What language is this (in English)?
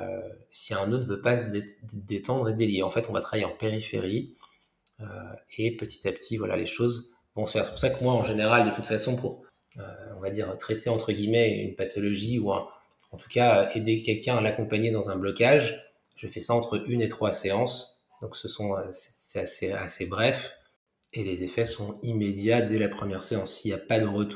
French